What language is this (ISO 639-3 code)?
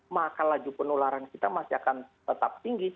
ind